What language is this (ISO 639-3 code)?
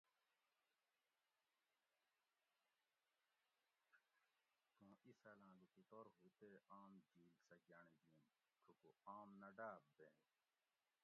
gwc